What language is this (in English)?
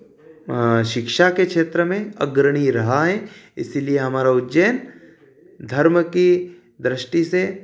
Hindi